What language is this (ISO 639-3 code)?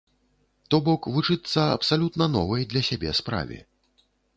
bel